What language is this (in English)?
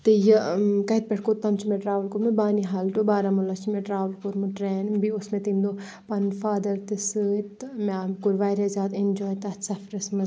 Kashmiri